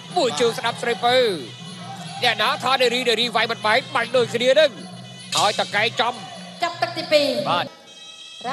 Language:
Thai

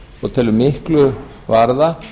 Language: Icelandic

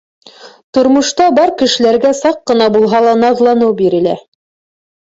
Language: Bashkir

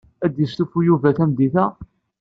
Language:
Kabyle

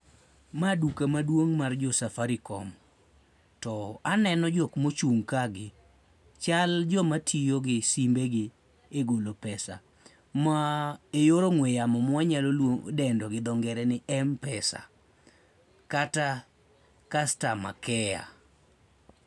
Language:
Luo (Kenya and Tanzania)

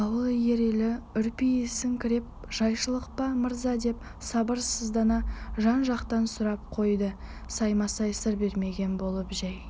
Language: Kazakh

